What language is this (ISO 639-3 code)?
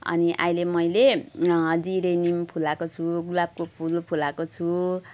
nep